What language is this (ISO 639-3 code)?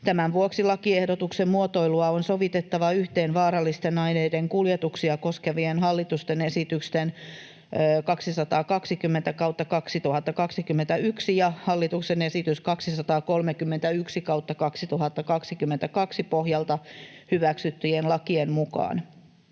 fin